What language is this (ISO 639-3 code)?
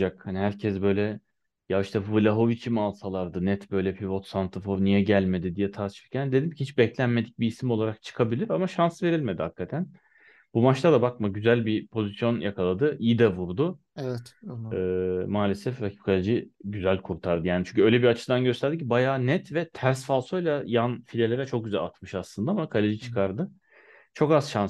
tur